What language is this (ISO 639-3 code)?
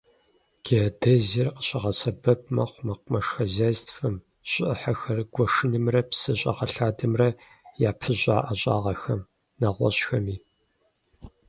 kbd